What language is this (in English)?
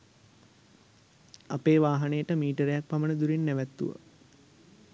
Sinhala